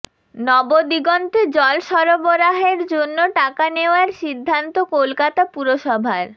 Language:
Bangla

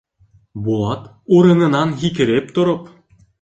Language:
Bashkir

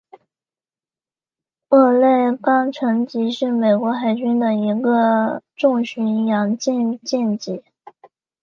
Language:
Chinese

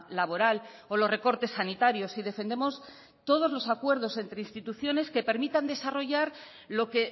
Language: Spanish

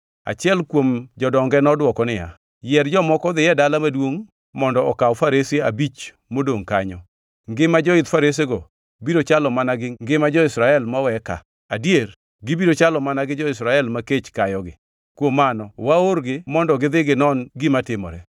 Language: Luo (Kenya and Tanzania)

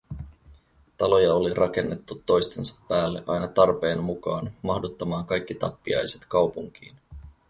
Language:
Finnish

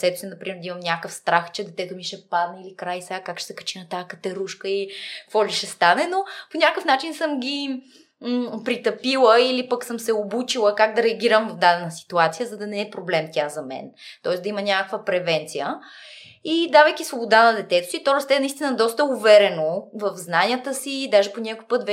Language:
Bulgarian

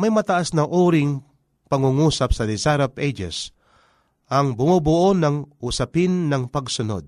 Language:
Filipino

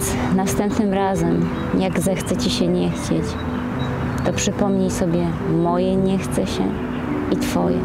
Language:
Polish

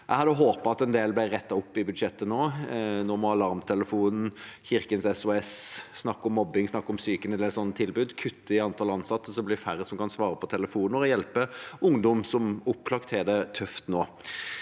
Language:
Norwegian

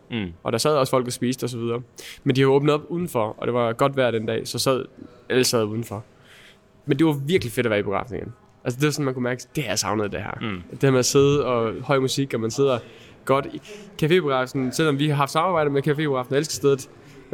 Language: Danish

